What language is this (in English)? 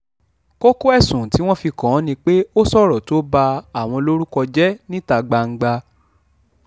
Yoruba